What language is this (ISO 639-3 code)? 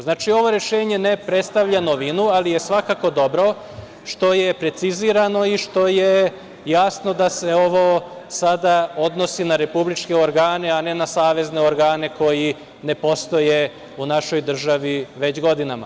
srp